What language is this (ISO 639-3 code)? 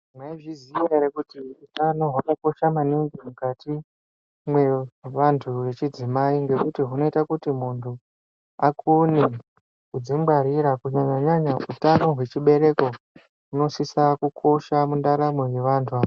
ndc